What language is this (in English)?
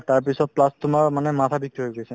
Assamese